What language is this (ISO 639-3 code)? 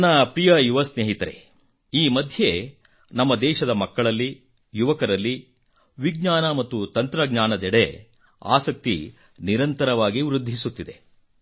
kan